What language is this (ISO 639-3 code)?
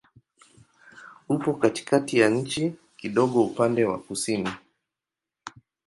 swa